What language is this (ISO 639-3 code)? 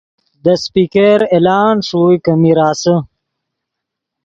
ydg